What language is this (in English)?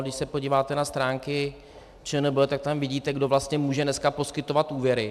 Czech